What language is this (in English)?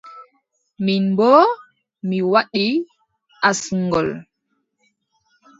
Adamawa Fulfulde